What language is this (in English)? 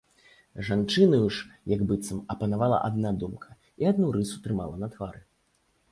Belarusian